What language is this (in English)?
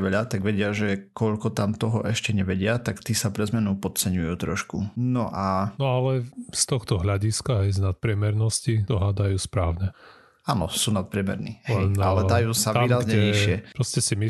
Slovak